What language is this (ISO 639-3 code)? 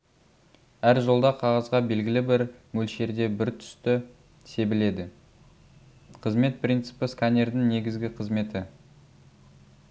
kaz